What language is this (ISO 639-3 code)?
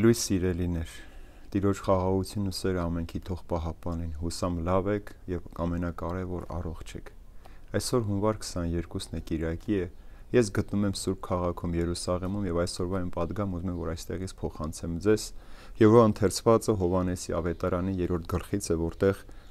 ron